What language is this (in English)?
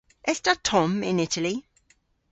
Cornish